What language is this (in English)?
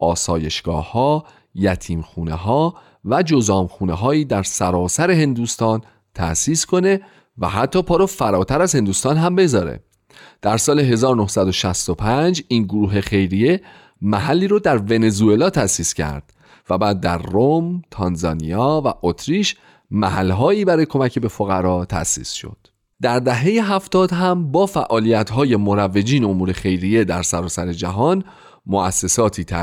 Persian